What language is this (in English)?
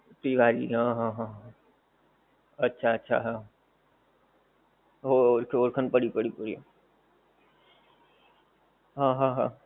Gujarati